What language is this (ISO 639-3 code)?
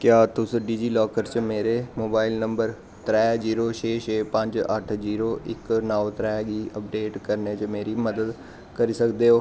doi